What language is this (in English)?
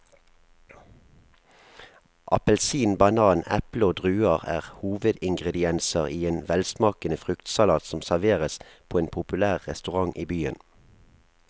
Norwegian